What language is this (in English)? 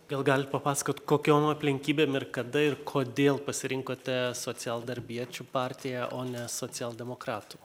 Lithuanian